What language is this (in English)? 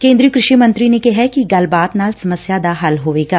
Punjabi